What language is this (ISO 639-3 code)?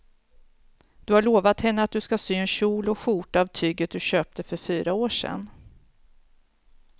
swe